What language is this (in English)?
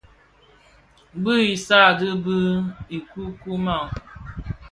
Bafia